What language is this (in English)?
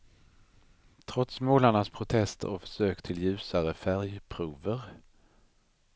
Swedish